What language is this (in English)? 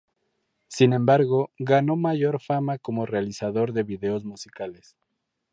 Spanish